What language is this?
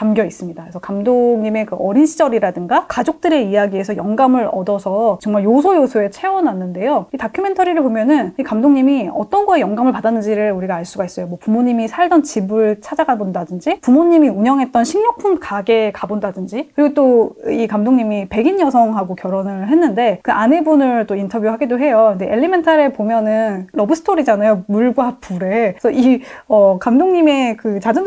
Korean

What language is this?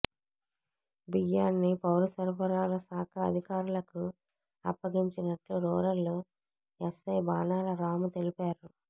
Telugu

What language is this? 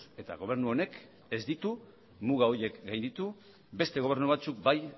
Basque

